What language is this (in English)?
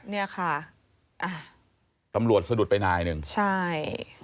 Thai